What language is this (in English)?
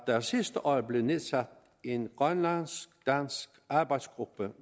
Danish